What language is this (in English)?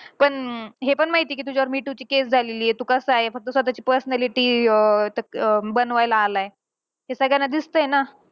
Marathi